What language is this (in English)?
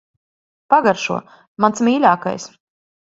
Latvian